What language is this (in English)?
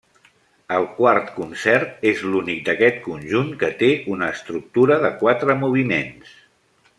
Catalan